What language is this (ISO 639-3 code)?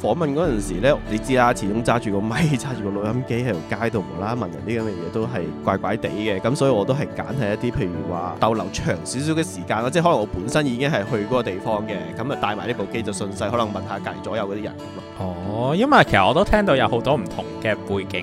zho